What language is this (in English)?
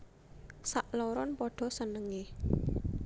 Javanese